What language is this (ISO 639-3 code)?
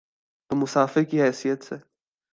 urd